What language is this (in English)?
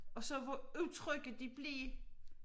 Danish